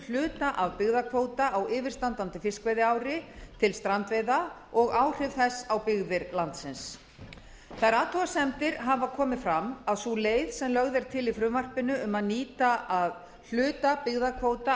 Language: Icelandic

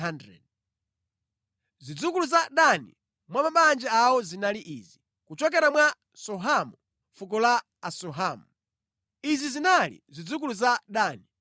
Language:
Nyanja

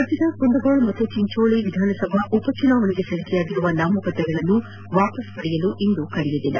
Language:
Kannada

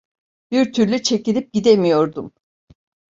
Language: Turkish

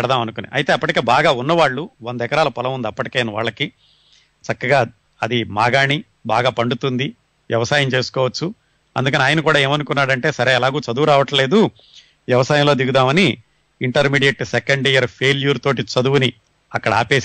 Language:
Telugu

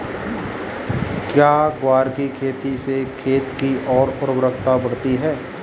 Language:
Hindi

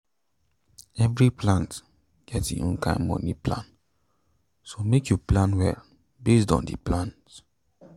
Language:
Nigerian Pidgin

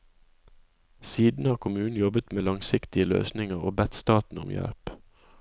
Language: Norwegian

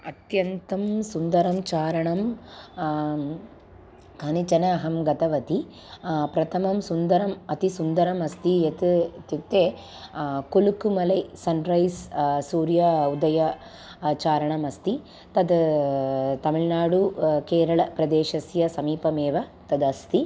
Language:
Sanskrit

